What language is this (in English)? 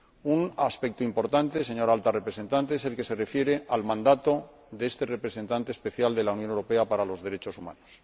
Spanish